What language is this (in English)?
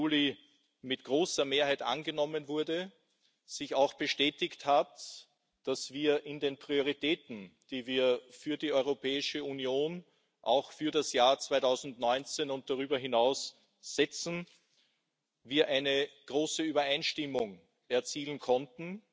German